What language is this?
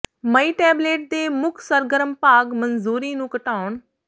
Punjabi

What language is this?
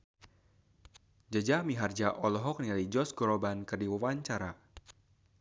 Sundanese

